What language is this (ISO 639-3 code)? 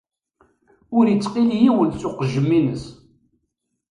kab